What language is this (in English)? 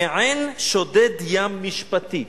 Hebrew